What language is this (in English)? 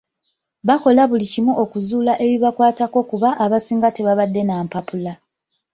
Ganda